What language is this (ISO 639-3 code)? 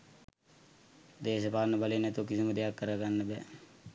sin